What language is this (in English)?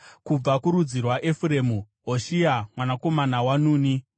Shona